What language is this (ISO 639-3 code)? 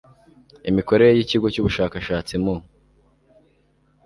kin